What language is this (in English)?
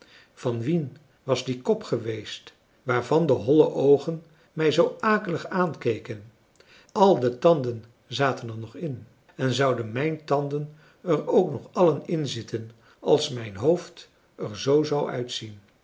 Dutch